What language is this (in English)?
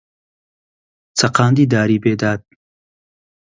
Central Kurdish